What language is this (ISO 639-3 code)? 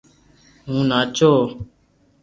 lrk